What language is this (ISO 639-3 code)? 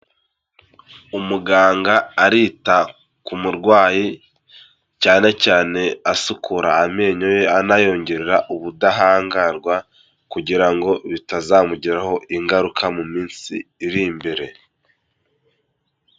kin